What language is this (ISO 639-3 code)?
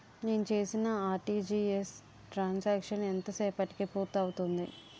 tel